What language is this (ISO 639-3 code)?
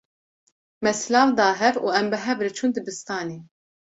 kur